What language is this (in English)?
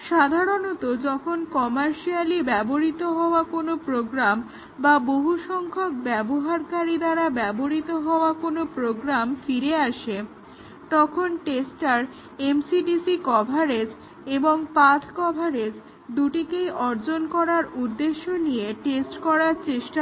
Bangla